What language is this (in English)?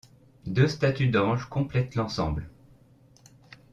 French